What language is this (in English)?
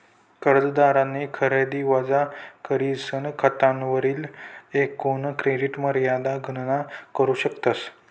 Marathi